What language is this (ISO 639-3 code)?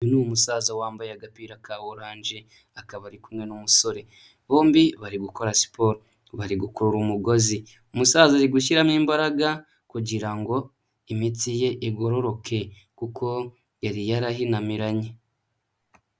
kin